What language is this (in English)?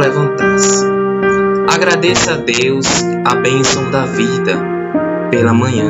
Portuguese